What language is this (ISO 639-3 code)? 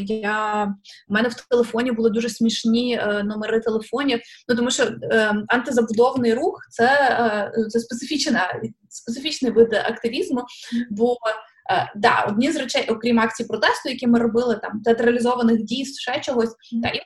ukr